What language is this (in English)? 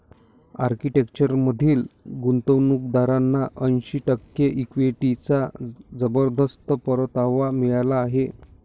Marathi